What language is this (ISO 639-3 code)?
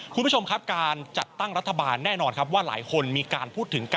tha